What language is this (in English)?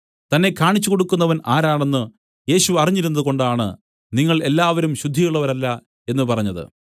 Malayalam